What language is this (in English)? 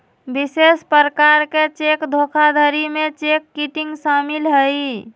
Magahi